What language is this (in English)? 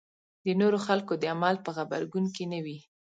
Pashto